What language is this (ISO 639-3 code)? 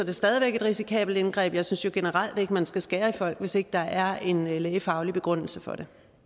dan